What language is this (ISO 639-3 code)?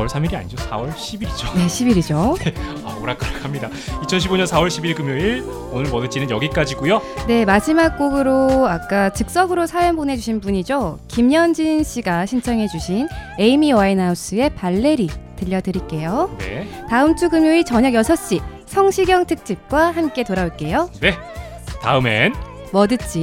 kor